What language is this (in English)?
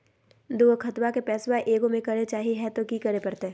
Magahi